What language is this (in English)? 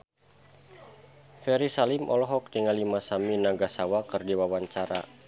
Sundanese